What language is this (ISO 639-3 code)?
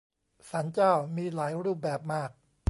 tha